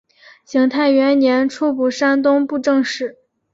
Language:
Chinese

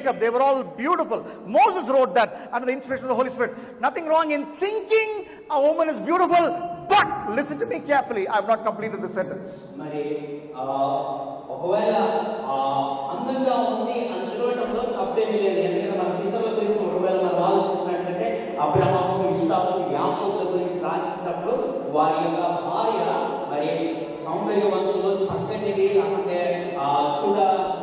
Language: English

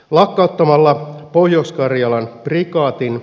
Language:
Finnish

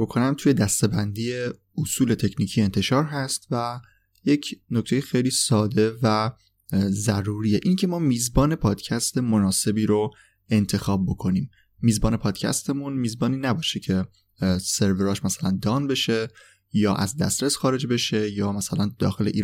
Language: Persian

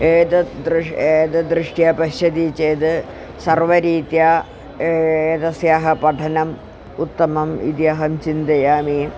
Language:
Sanskrit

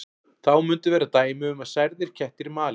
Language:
Icelandic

